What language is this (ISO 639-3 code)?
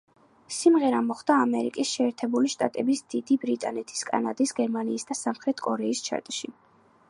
kat